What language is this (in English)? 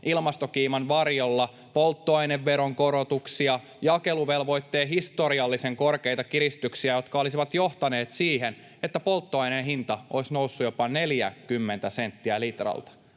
Finnish